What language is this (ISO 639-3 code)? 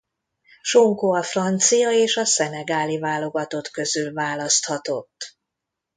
hun